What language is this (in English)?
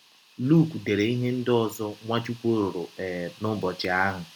Igbo